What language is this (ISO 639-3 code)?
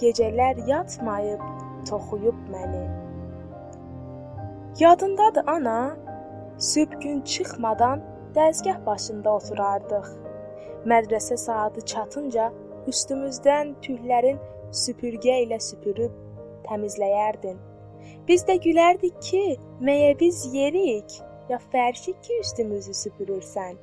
tur